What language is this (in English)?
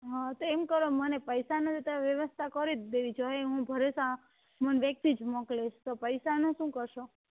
Gujarati